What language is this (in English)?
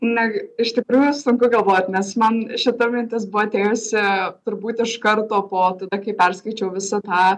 Lithuanian